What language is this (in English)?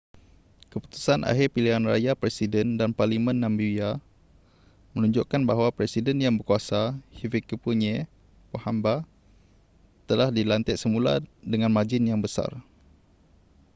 Malay